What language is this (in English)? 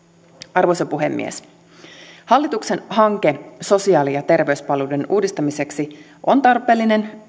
Finnish